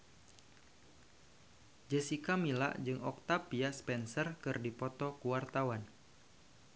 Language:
Sundanese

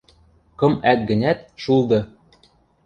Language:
Western Mari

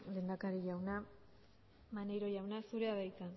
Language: Basque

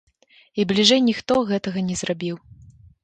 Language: Belarusian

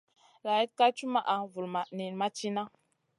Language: Masana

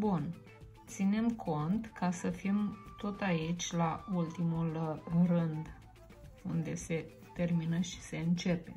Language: Romanian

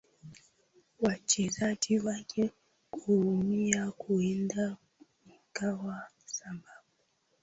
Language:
Swahili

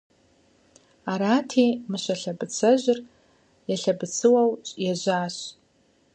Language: Kabardian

